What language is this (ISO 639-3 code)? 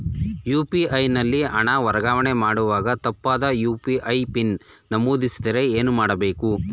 kan